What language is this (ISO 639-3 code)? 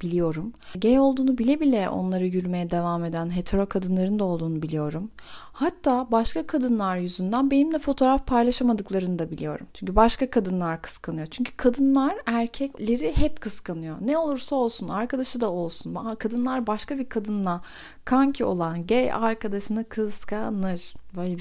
tur